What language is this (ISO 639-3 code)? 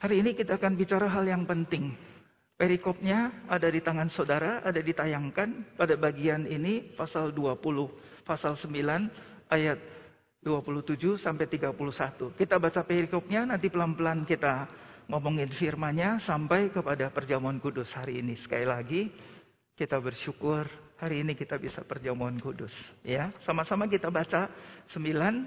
ind